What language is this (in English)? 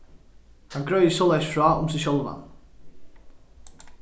Faroese